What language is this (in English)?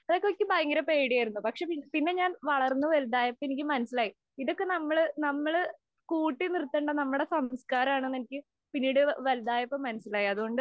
Malayalam